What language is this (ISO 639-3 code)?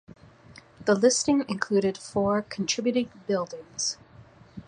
eng